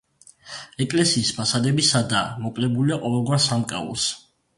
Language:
Georgian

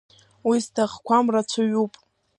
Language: Abkhazian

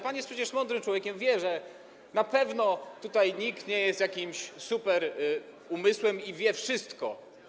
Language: Polish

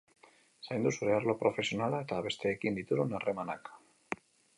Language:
Basque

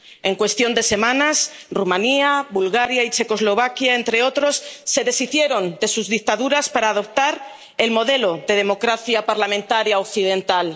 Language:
Spanish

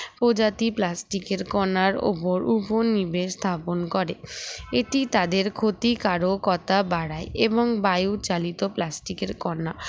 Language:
Bangla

